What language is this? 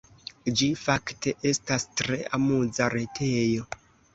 Esperanto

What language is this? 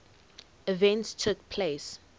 English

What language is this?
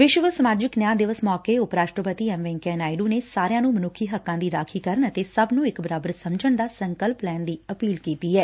Punjabi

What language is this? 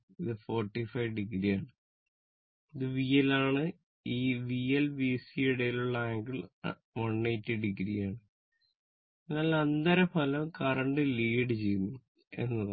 Malayalam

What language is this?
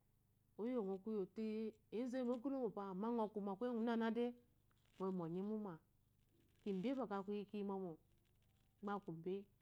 Eloyi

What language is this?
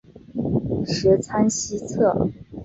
Chinese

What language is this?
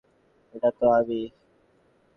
Bangla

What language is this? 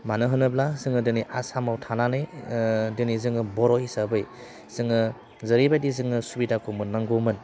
Bodo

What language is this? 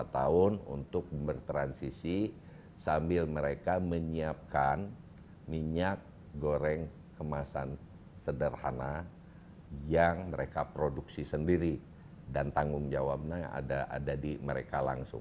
Indonesian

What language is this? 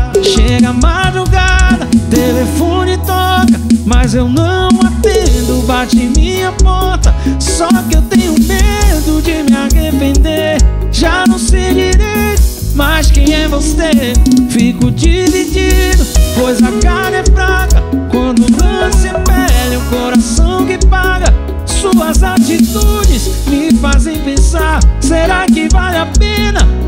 Portuguese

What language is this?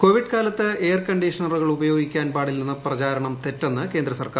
Malayalam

